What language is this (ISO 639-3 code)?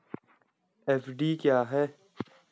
hin